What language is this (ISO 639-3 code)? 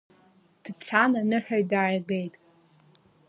abk